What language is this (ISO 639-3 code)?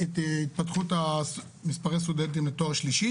heb